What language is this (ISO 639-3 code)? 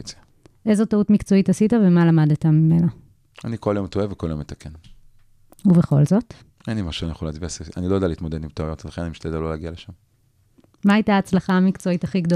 heb